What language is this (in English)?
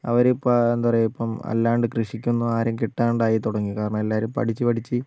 Malayalam